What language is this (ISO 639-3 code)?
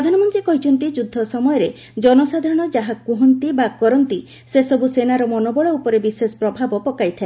ori